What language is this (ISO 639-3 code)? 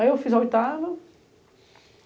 por